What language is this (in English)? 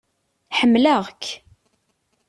Kabyle